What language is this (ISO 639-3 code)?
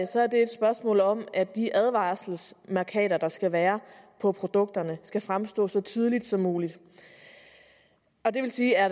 dan